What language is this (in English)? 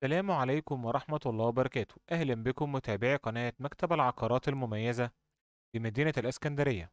Arabic